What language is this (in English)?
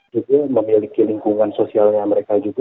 Indonesian